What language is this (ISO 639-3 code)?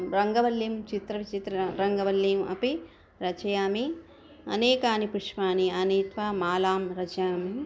san